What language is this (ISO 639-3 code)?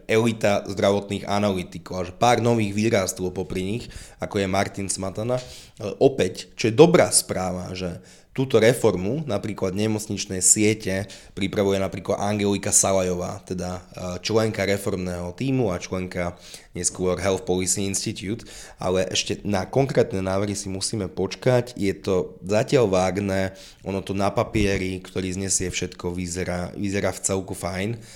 slk